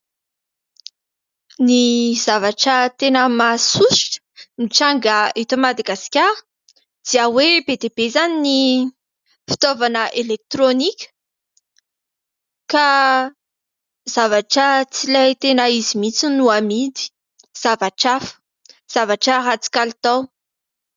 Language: Malagasy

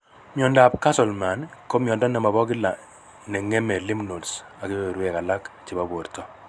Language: Kalenjin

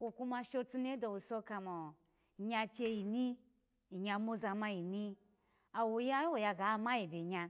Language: Alago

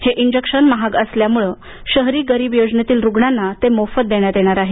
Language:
Marathi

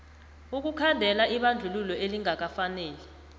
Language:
South Ndebele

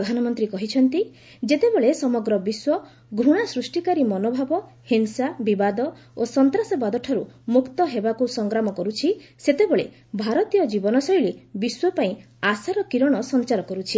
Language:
Odia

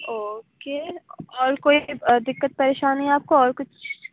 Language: Urdu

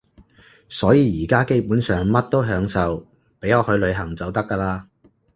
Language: Cantonese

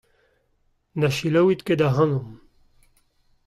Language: Breton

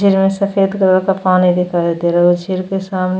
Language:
Hindi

